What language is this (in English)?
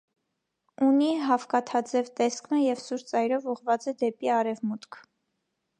Armenian